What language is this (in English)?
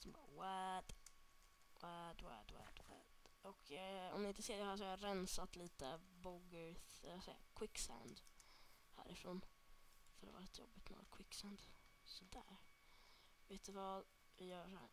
Swedish